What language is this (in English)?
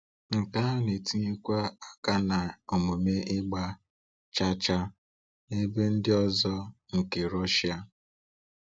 Igbo